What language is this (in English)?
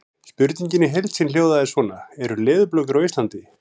Icelandic